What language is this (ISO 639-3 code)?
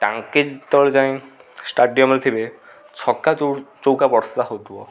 ori